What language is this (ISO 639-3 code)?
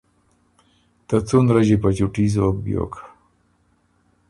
oru